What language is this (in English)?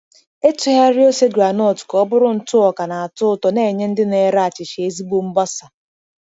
Igbo